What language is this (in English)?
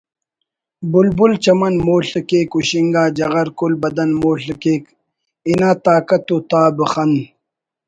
Brahui